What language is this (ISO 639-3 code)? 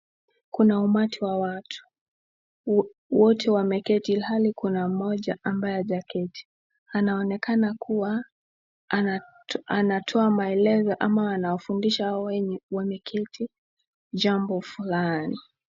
swa